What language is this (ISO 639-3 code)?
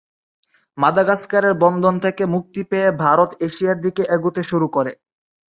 ben